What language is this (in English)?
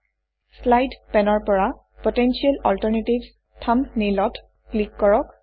Assamese